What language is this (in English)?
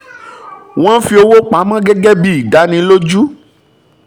Yoruba